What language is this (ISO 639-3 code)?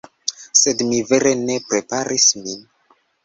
epo